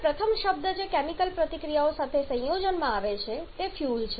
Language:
Gujarati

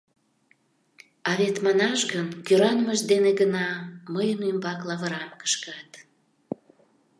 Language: Mari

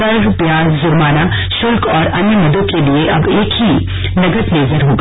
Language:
Hindi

